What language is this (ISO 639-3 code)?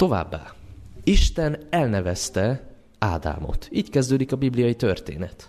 hun